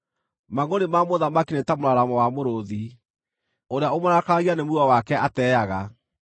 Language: Kikuyu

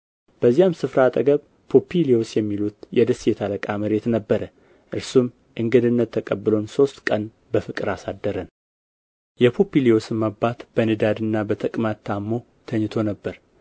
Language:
Amharic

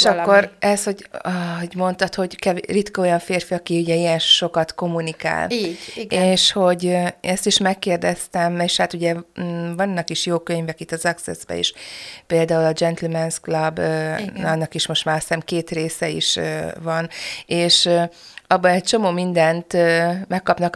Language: Hungarian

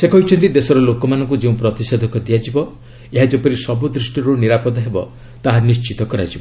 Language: Odia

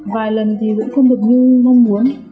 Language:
Vietnamese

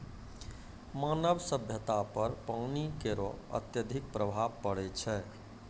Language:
Maithili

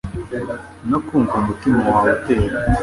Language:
Kinyarwanda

